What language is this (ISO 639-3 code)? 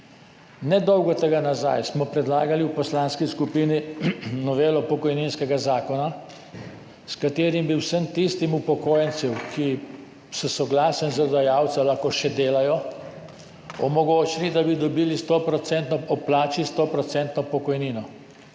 slv